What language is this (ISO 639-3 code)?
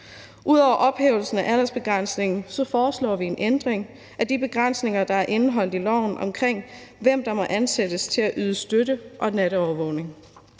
dan